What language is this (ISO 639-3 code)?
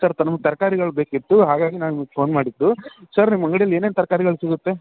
kan